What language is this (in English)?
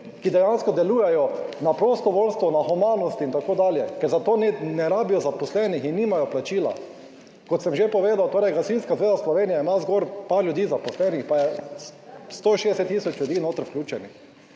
Slovenian